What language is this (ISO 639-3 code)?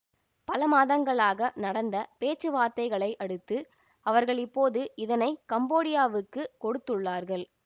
tam